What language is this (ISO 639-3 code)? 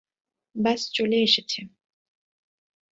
ben